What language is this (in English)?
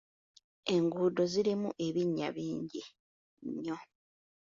Ganda